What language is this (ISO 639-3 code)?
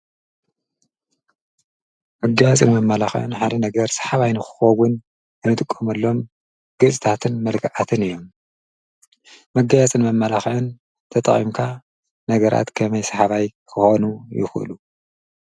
tir